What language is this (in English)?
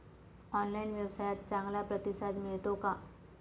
Marathi